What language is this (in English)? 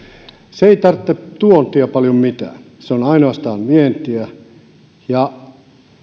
Finnish